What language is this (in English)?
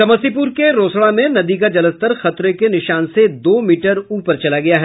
Hindi